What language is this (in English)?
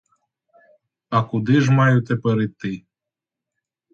Ukrainian